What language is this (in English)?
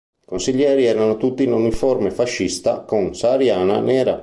Italian